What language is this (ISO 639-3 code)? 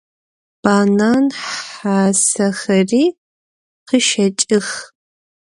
ady